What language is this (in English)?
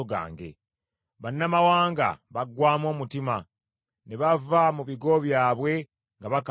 Ganda